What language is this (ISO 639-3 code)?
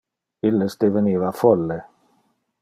ina